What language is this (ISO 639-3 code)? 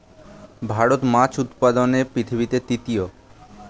ben